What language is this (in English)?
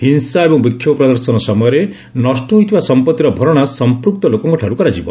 Odia